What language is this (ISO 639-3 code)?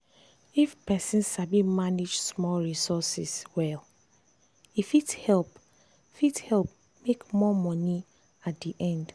pcm